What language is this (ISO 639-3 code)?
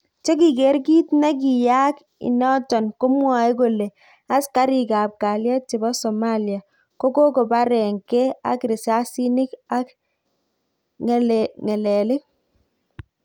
kln